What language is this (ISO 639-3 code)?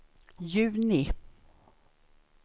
swe